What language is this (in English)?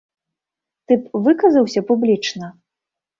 Belarusian